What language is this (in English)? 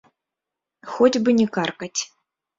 Belarusian